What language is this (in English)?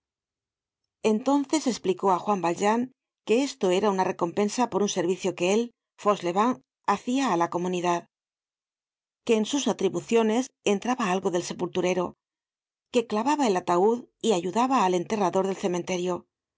Spanish